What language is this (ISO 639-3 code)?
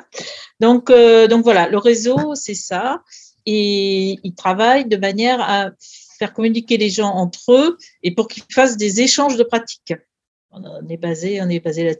fra